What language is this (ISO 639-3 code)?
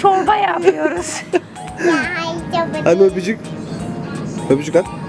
tur